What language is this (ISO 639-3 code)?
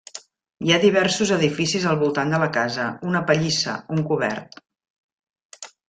cat